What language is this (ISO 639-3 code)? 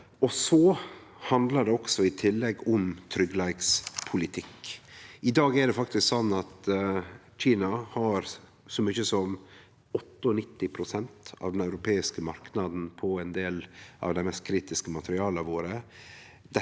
nor